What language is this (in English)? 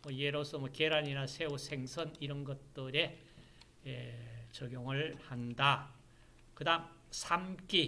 Korean